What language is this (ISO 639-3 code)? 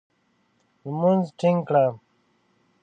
pus